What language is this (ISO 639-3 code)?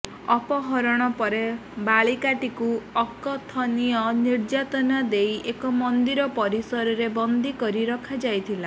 ori